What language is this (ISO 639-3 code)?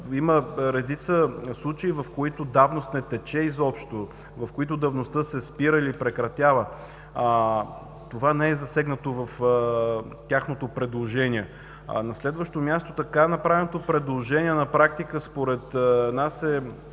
bul